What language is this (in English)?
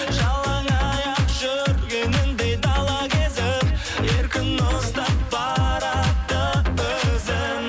Kazakh